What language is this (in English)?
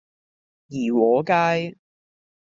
Cantonese